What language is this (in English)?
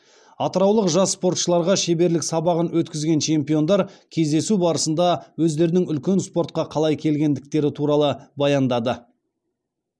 Kazakh